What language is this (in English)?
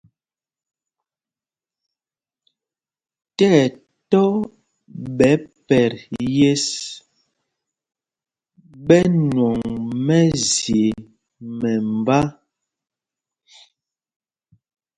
Mpumpong